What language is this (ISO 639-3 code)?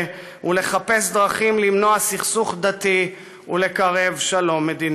heb